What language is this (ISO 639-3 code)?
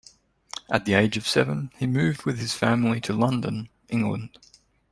eng